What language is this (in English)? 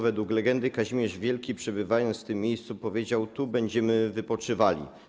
Polish